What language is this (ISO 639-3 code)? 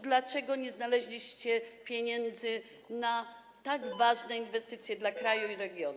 pol